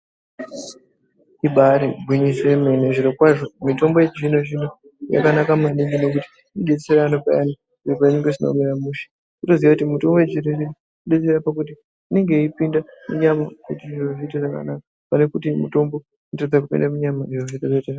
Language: Ndau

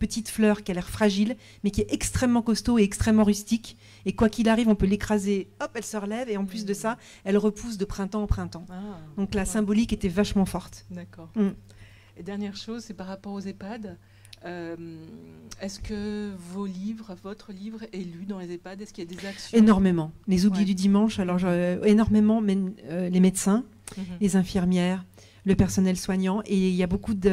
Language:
French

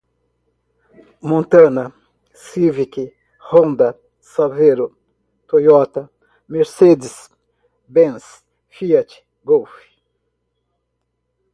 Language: Portuguese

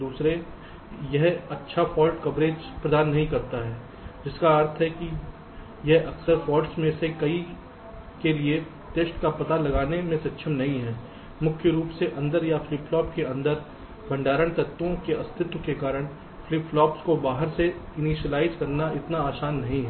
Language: Hindi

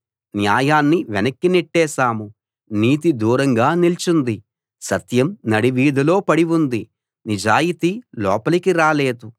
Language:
Telugu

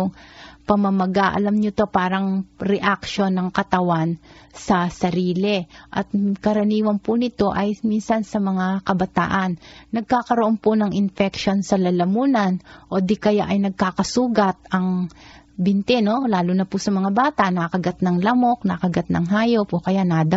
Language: Filipino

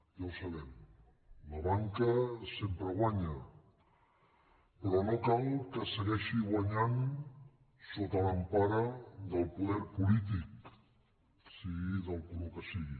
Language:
Catalan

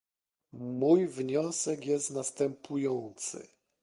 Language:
Polish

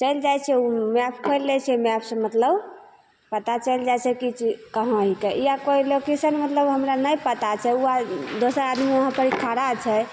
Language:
Maithili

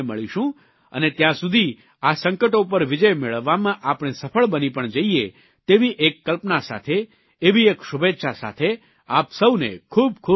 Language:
Gujarati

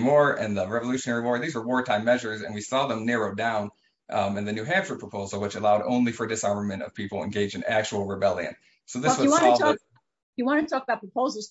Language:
English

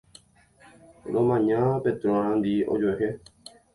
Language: Guarani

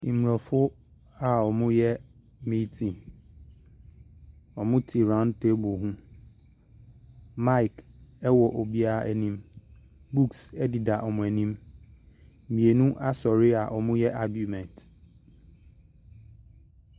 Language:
Akan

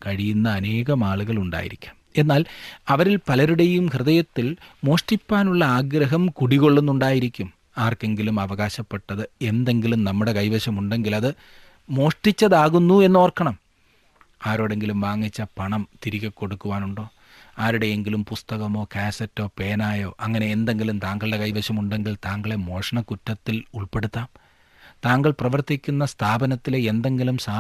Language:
Malayalam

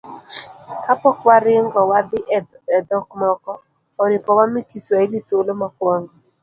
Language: Luo (Kenya and Tanzania)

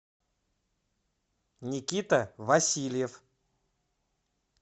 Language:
Russian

